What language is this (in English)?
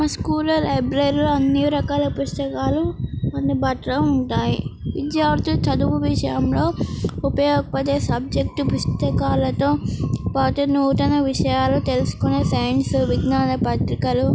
Telugu